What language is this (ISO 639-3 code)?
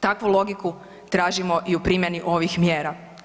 hrv